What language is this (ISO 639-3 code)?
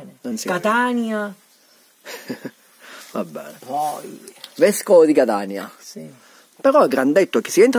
ita